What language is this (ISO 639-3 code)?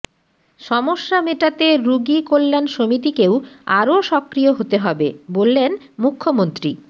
ben